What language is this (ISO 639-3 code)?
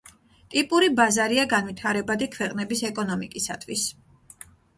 kat